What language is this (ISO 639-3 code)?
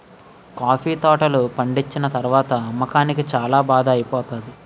tel